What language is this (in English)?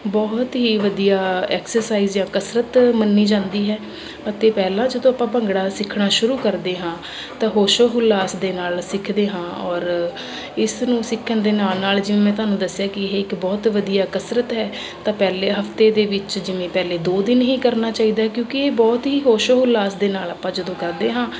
Punjabi